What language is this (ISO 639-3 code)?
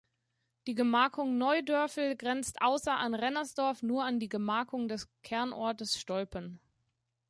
deu